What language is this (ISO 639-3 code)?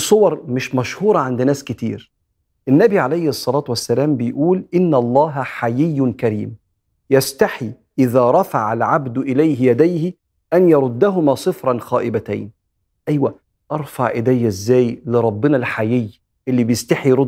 ara